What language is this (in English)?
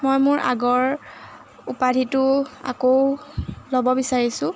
Assamese